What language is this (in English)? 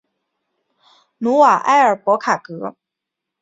Chinese